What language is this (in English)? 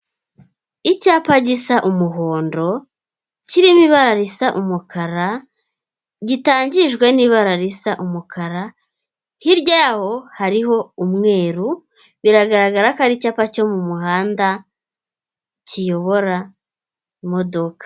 Kinyarwanda